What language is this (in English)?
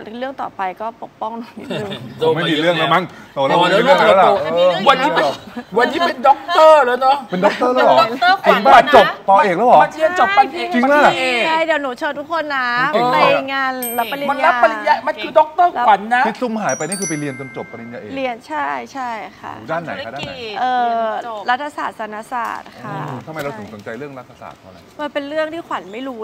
Thai